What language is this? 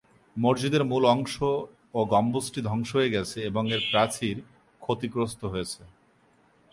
Bangla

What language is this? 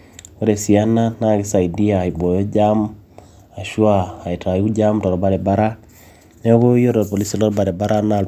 Masai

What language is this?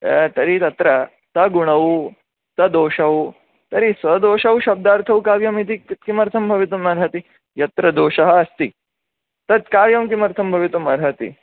Sanskrit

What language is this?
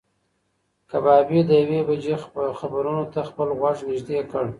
Pashto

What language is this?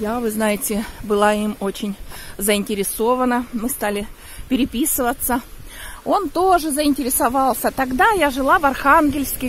Russian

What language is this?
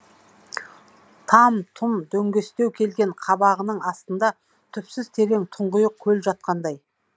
Kazakh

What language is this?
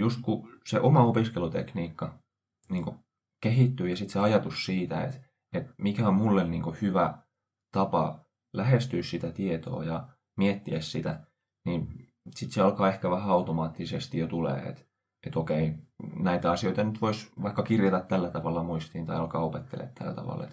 Finnish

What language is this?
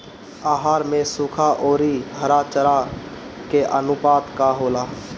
Bhojpuri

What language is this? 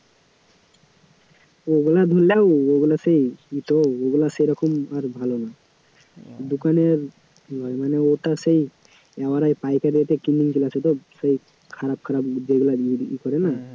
Bangla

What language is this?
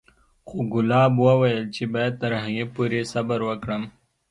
Pashto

